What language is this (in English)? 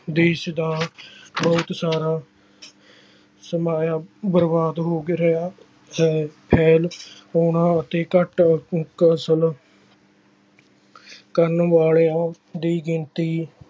Punjabi